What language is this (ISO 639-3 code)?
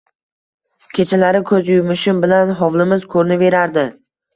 uzb